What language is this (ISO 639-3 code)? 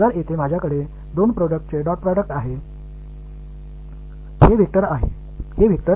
tam